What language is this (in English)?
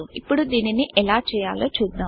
Telugu